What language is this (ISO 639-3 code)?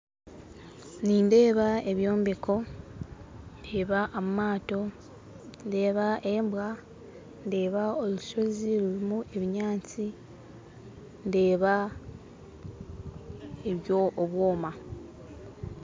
nyn